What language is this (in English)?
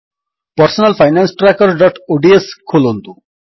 Odia